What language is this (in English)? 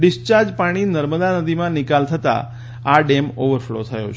Gujarati